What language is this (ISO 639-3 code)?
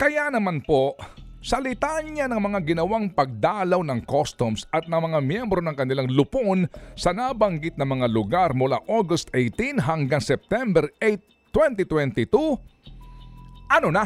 fil